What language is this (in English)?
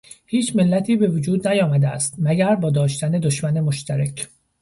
Persian